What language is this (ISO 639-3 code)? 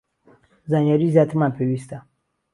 ckb